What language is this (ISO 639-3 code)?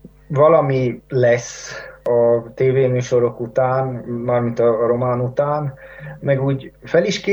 hun